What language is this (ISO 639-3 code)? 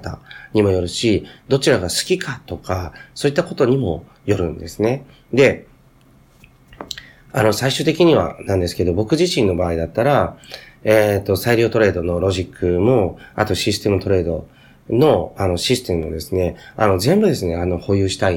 jpn